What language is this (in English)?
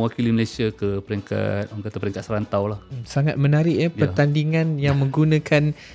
Malay